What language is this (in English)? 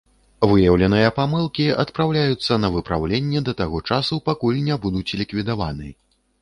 Belarusian